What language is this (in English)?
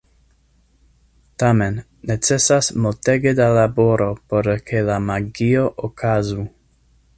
Esperanto